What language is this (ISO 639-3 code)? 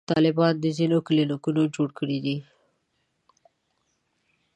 pus